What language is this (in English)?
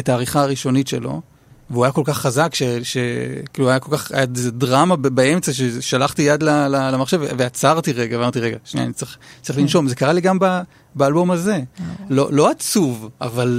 Hebrew